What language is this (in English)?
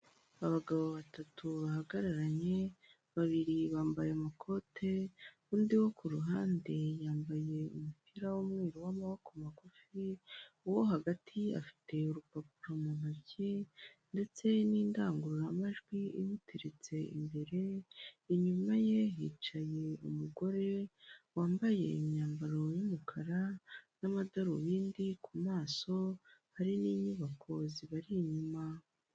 Kinyarwanda